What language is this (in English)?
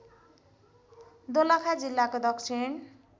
Nepali